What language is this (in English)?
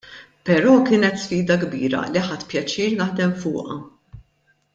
Maltese